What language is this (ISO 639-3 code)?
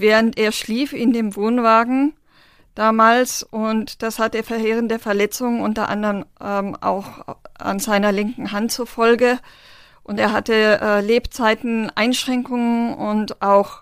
deu